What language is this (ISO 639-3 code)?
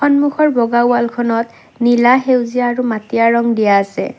asm